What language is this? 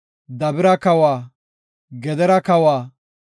Gofa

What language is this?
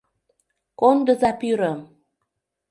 Mari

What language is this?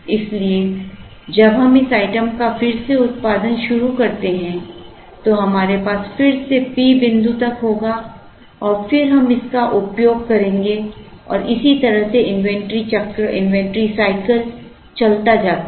Hindi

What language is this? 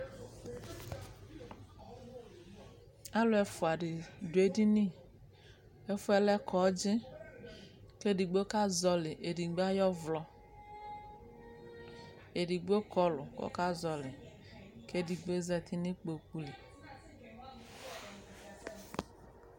Ikposo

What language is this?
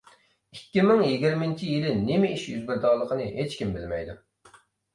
Uyghur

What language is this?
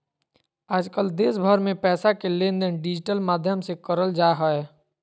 Magahi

